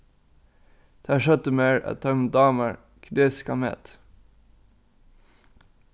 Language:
Faroese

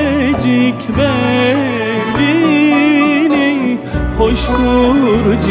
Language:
Turkish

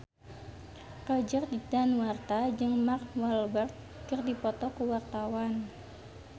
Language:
Sundanese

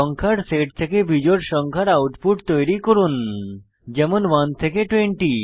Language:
Bangla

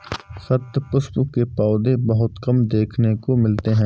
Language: Hindi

